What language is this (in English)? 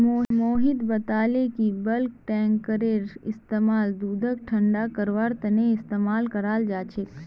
Magahi